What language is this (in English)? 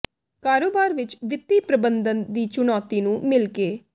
Punjabi